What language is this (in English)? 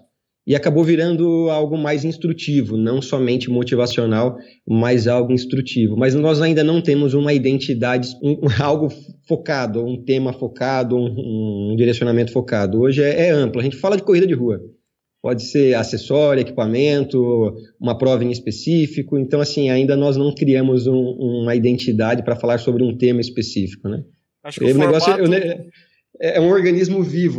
Portuguese